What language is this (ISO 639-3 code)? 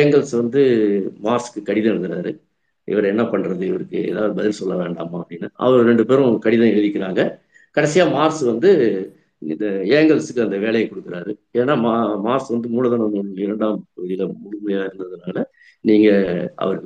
tam